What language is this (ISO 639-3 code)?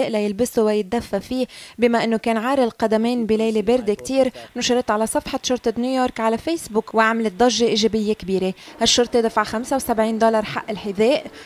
ara